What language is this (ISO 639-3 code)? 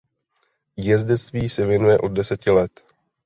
ces